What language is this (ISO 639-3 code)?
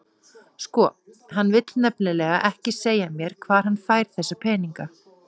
isl